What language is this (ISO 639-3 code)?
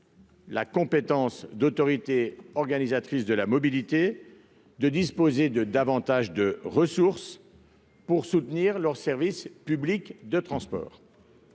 fra